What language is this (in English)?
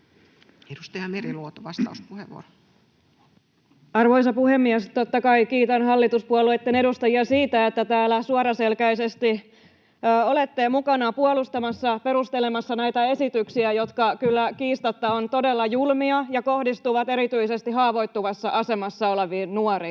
Finnish